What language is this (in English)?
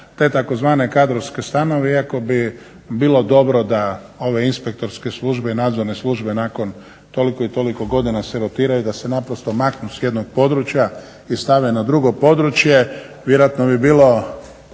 Croatian